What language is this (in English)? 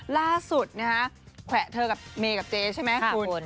Thai